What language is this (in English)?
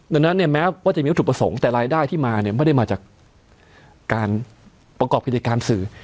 Thai